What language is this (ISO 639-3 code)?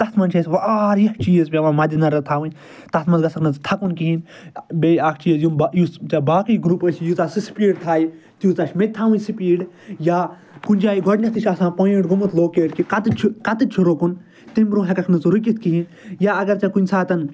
kas